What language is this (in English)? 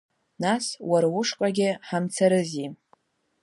Abkhazian